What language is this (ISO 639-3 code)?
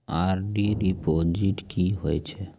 mai